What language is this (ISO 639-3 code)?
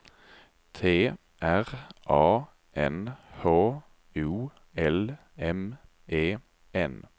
swe